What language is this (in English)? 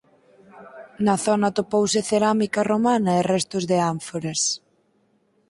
Galician